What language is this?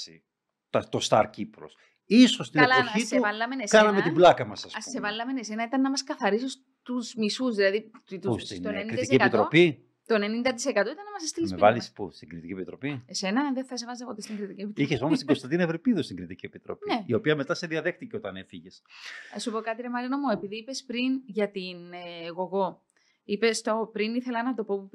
Greek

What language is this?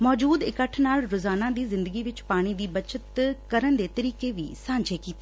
Punjabi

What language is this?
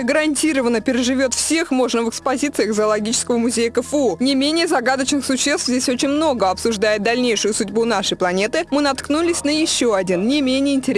Russian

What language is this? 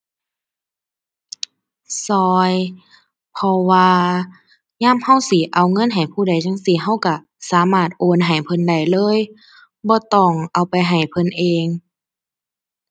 Thai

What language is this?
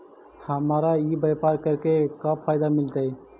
Magahi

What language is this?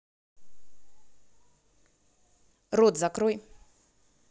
Russian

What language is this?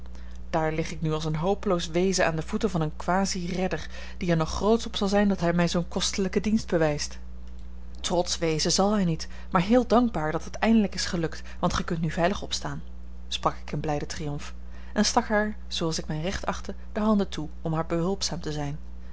Dutch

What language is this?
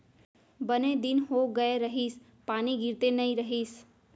Chhattisgarhi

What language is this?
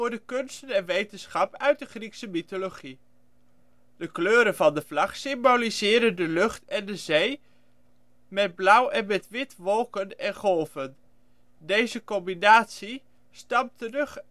Dutch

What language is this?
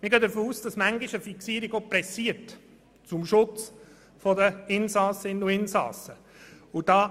Swiss German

